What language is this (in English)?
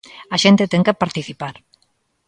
Galician